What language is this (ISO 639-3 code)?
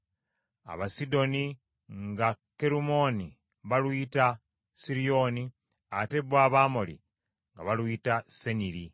lug